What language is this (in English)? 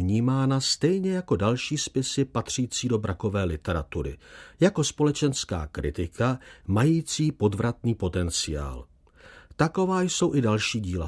Czech